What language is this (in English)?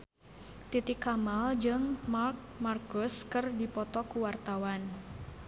Sundanese